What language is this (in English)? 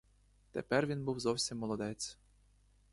Ukrainian